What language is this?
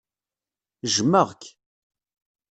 Kabyle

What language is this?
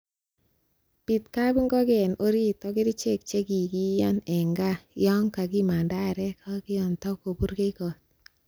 Kalenjin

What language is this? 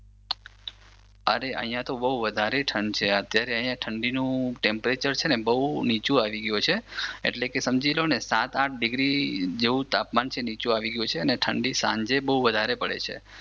Gujarati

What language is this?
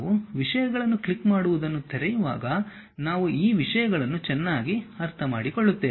Kannada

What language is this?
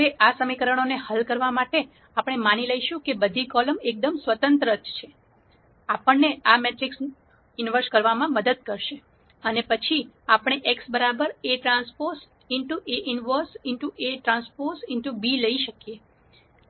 Gujarati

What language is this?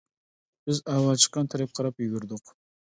Uyghur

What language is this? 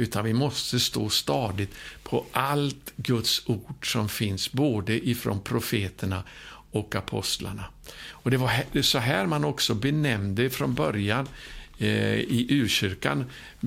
Swedish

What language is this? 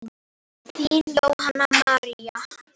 Icelandic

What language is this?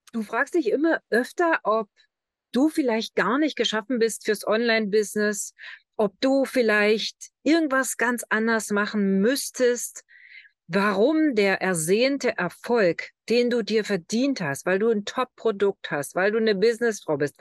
German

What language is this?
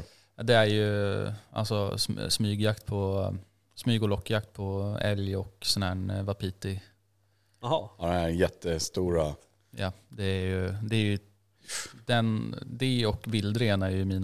Swedish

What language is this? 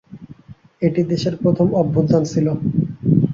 Bangla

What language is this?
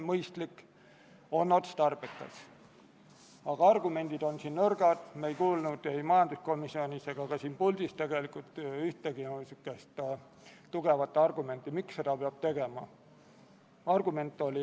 Estonian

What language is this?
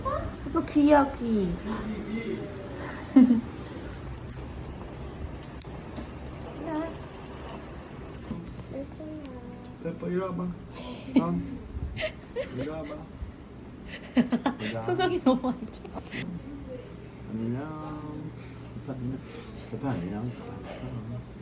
Korean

